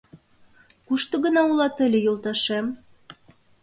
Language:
Mari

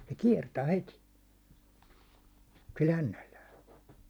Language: Finnish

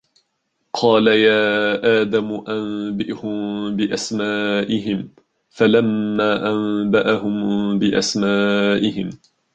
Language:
Arabic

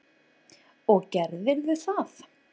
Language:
Icelandic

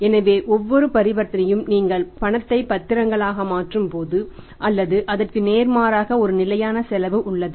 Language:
Tamil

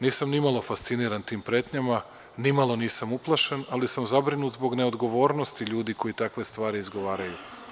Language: Serbian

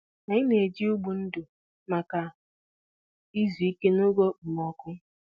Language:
Igbo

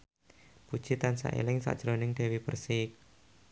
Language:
Javanese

